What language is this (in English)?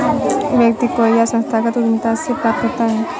Hindi